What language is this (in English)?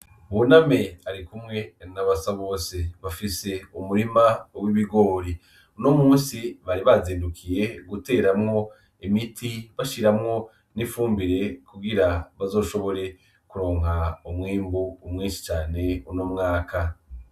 Rundi